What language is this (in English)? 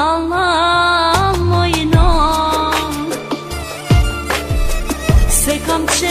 Romanian